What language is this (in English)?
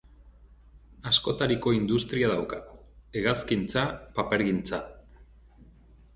Basque